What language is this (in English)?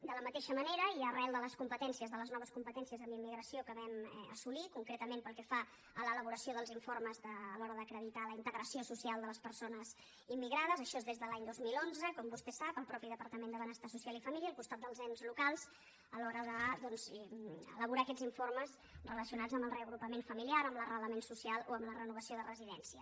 Catalan